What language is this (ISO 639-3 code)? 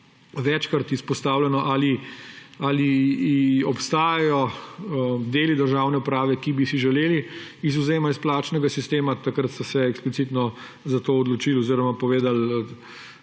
slv